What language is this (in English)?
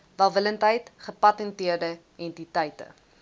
Afrikaans